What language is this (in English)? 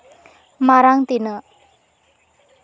Santali